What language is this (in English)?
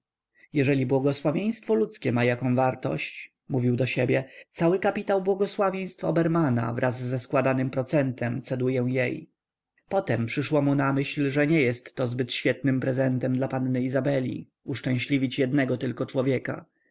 Polish